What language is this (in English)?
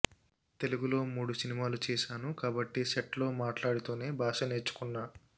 Telugu